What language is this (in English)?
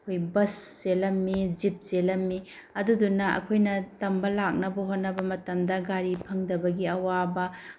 Manipuri